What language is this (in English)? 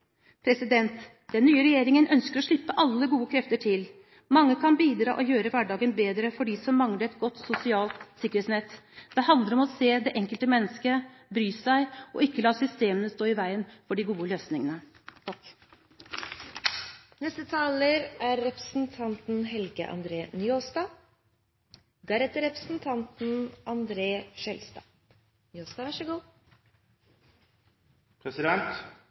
Norwegian